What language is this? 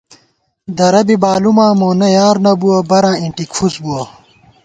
Gawar-Bati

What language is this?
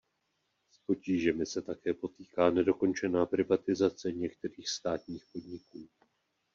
Czech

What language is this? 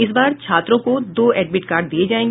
Hindi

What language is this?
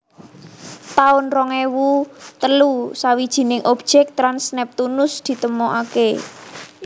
Javanese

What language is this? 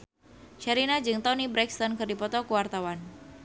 Sundanese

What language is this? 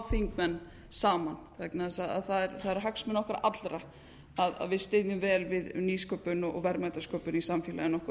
Icelandic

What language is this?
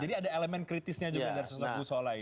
Indonesian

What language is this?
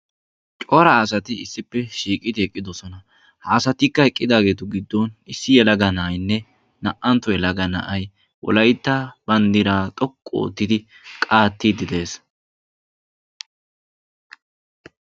Wolaytta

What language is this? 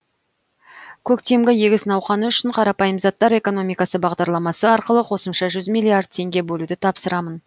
Kazakh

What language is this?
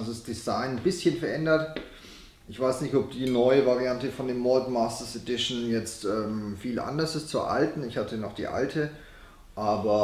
German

